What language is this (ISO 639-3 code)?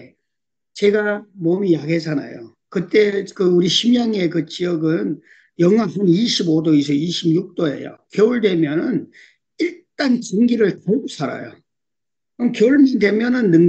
kor